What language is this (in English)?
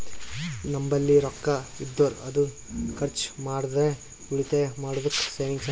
Kannada